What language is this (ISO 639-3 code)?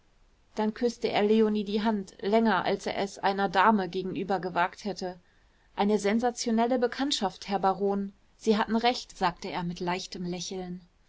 deu